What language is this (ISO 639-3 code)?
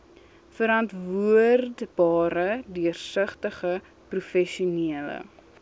afr